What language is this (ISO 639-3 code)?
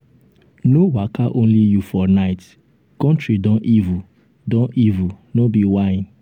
pcm